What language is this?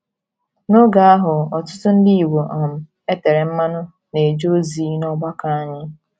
Igbo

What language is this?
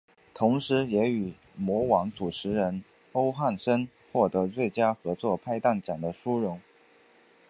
Chinese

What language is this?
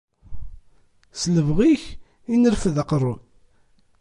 Kabyle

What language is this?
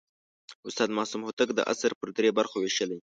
Pashto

